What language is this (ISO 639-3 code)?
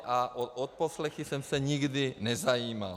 ces